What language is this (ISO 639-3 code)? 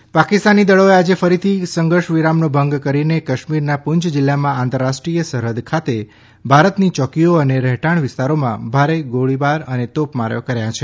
guj